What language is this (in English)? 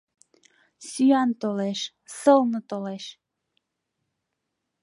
Mari